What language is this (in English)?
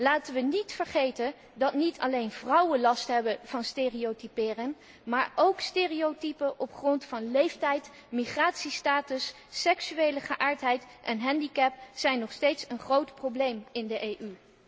Dutch